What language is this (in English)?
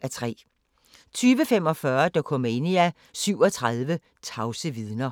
Danish